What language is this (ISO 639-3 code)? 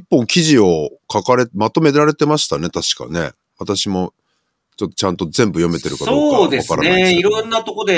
jpn